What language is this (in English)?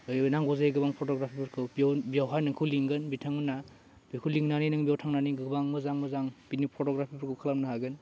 Bodo